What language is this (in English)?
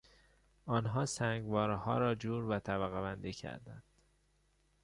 Persian